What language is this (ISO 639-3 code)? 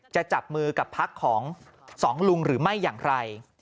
tha